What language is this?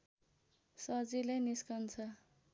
Nepali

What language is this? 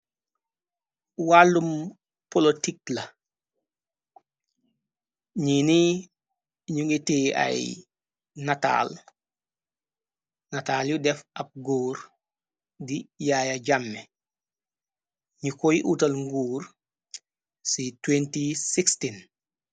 Wolof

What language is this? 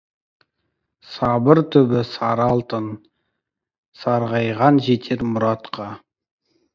Kazakh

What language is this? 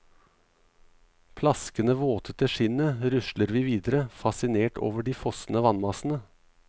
Norwegian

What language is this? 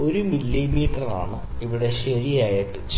Malayalam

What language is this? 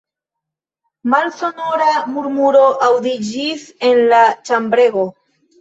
Esperanto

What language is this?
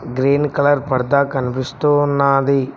Telugu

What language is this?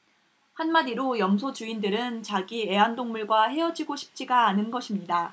Korean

